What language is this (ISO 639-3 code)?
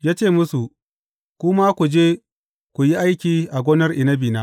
hau